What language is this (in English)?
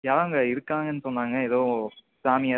Tamil